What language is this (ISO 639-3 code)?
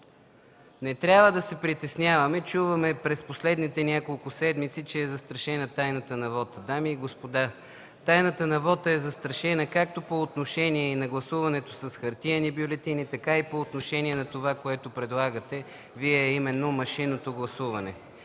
bul